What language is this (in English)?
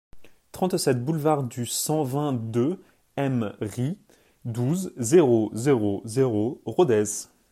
French